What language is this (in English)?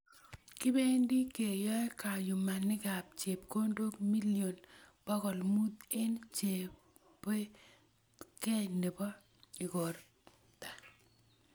Kalenjin